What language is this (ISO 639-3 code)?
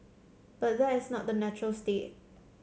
eng